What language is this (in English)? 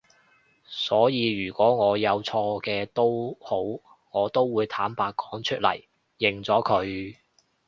Cantonese